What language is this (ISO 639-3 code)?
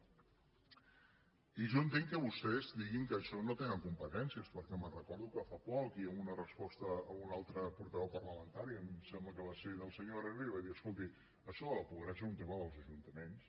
cat